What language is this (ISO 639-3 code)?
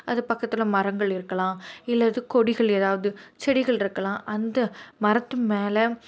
tam